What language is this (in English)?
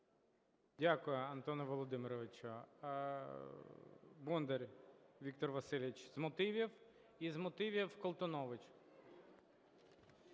Ukrainian